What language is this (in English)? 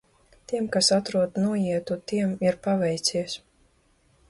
Latvian